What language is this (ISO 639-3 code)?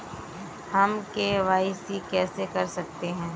hin